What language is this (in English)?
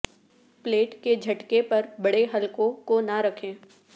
Urdu